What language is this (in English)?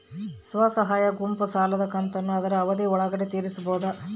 Kannada